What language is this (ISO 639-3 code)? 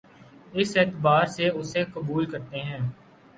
urd